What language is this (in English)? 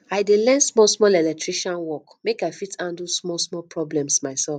Nigerian Pidgin